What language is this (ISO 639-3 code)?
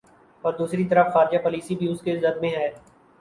urd